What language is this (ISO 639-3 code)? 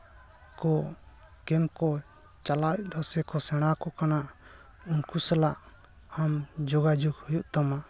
sat